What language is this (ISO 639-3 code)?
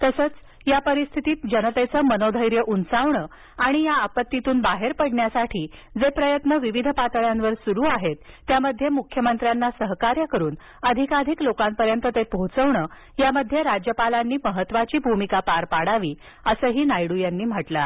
mar